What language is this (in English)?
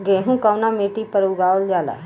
Bhojpuri